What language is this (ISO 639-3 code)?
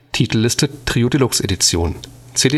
deu